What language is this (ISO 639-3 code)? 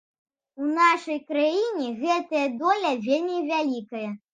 bel